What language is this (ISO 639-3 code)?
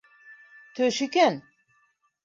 bak